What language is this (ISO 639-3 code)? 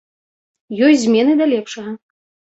bel